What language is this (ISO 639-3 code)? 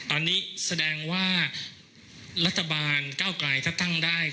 tha